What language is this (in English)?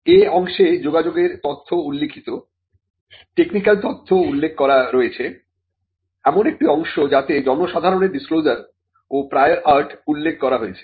Bangla